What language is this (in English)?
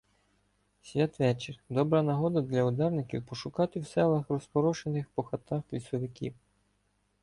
Ukrainian